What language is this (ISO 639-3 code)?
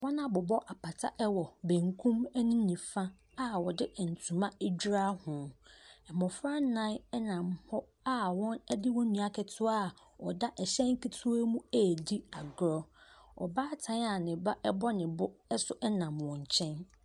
aka